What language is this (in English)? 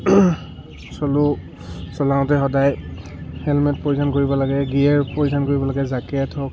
Assamese